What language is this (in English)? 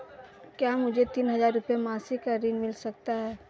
Hindi